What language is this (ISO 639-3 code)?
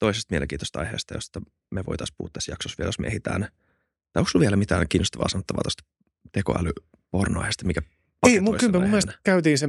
fin